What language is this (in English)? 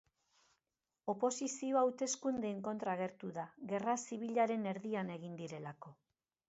Basque